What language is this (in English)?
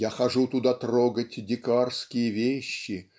Russian